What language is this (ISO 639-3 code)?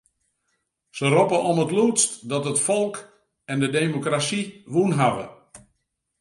fry